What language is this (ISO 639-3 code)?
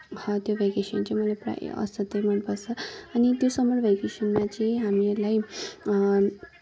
nep